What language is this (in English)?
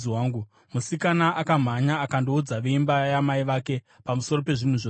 Shona